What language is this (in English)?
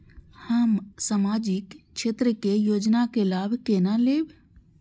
Maithili